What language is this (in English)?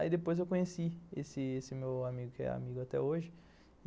Portuguese